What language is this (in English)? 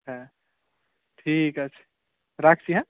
Bangla